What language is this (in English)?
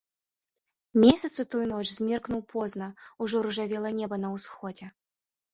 Belarusian